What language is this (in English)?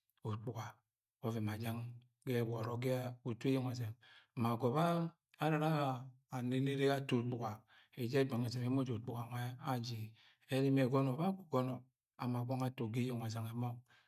Agwagwune